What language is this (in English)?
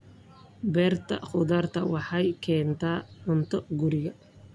Somali